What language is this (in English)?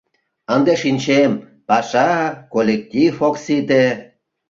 Mari